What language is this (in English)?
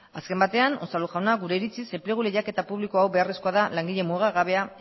Basque